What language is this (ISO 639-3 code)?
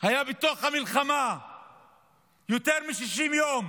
heb